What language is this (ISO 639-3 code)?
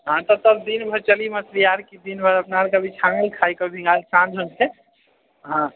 mai